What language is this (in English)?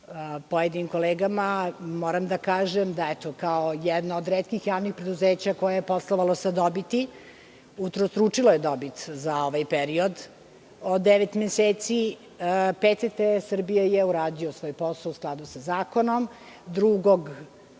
Serbian